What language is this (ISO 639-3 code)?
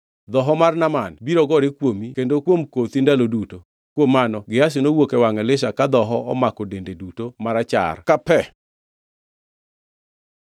luo